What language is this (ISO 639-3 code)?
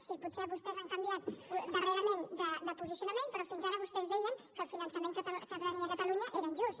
cat